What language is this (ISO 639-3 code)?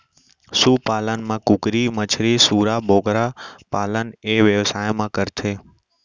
hne